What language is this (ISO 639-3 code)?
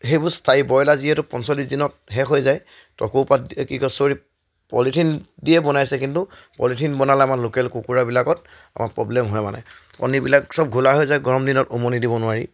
asm